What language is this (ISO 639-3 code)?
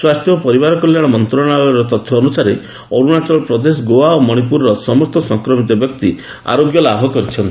ori